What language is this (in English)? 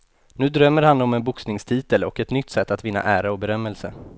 Swedish